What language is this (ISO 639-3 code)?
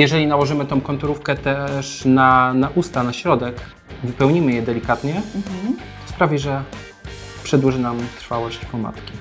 pol